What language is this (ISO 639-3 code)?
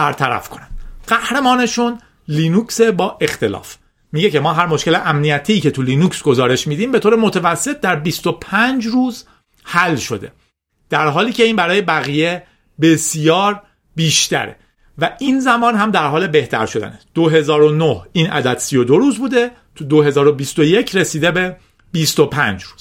fas